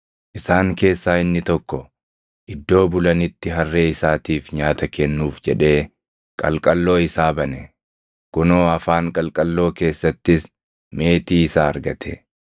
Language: Oromo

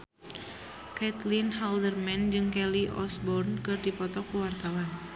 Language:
Sundanese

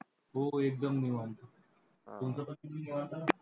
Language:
Marathi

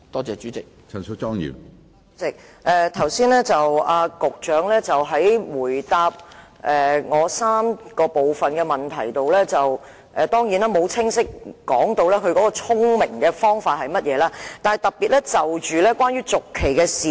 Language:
Cantonese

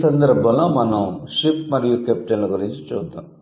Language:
Telugu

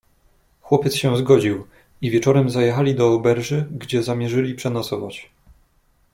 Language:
Polish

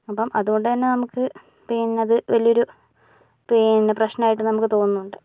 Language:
Malayalam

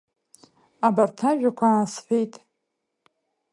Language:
Abkhazian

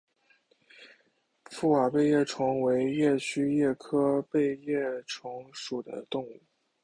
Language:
Chinese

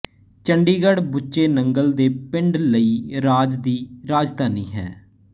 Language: Punjabi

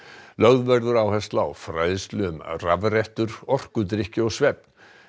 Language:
Icelandic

